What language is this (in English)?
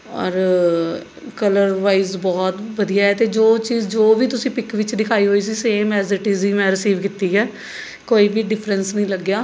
Punjabi